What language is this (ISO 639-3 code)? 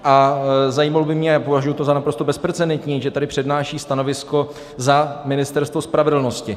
ces